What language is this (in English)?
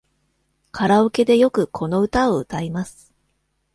Japanese